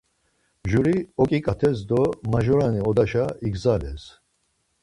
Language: Laz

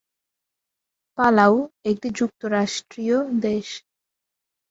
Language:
Bangla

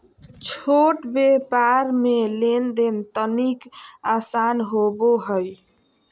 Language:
Magahi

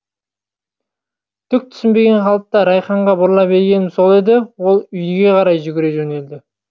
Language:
Kazakh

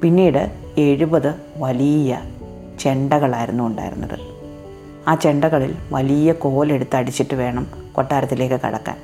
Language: Malayalam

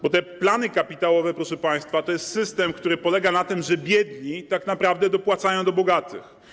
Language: Polish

